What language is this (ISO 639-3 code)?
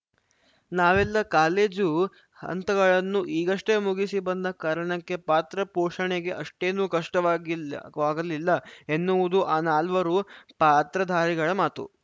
kan